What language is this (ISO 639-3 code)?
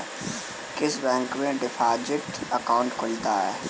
hin